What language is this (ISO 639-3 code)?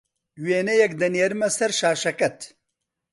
ckb